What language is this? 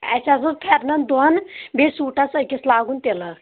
Kashmiri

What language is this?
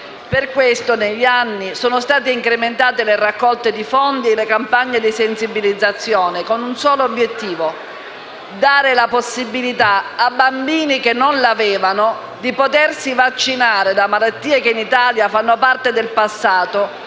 Italian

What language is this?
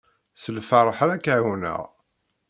Kabyle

